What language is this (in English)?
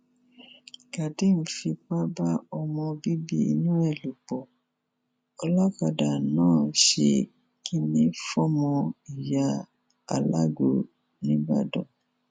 Yoruba